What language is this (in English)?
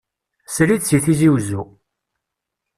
Kabyle